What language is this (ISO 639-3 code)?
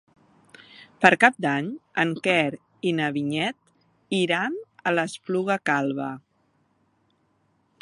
cat